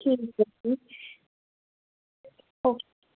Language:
Punjabi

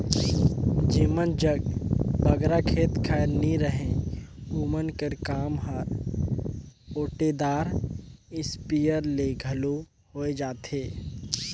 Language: Chhattisgarhi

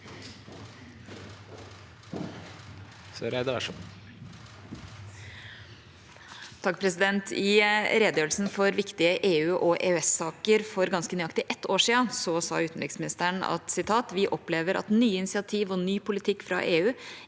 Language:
Norwegian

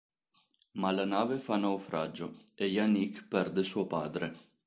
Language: Italian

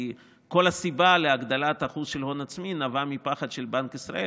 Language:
Hebrew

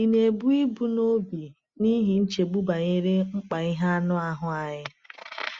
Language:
Igbo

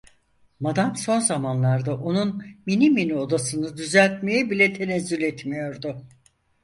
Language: Turkish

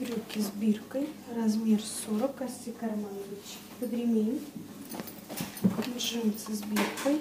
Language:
Russian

